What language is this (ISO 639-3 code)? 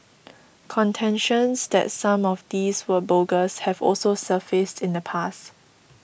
eng